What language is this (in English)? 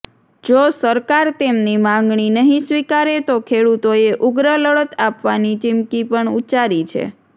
Gujarati